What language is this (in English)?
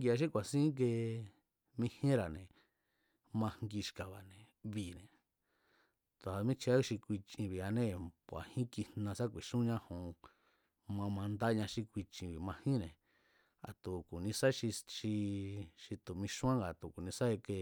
Mazatlán Mazatec